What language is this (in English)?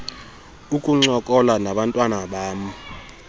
Xhosa